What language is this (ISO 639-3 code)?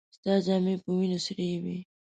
pus